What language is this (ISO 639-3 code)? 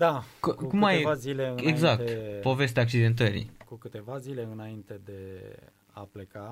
ron